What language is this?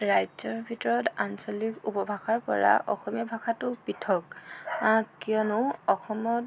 Assamese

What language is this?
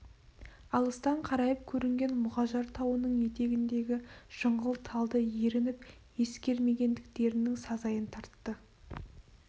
Kazakh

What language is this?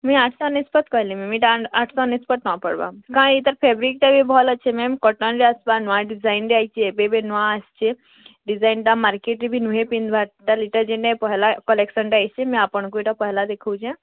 Odia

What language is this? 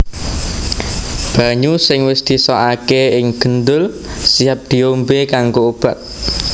Javanese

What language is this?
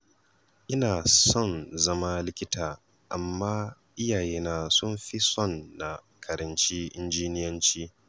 Hausa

